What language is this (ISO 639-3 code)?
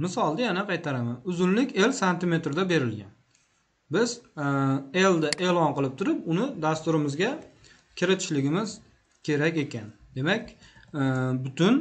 tur